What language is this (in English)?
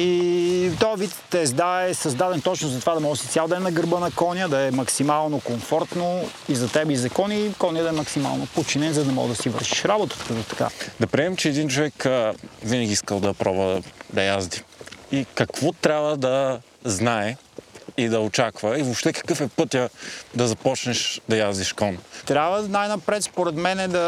Bulgarian